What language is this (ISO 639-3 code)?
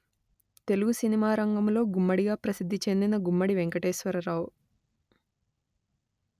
tel